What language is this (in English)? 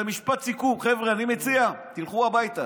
Hebrew